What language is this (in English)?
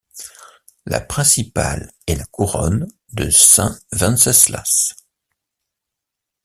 French